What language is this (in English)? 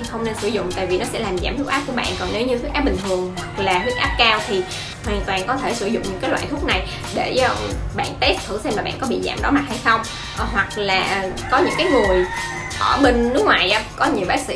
Vietnamese